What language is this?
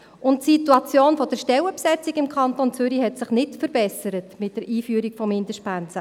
Swiss German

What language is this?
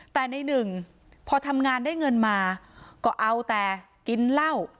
Thai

